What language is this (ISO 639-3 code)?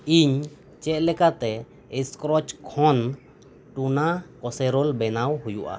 sat